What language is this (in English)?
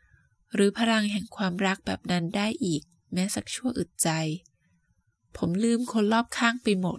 Thai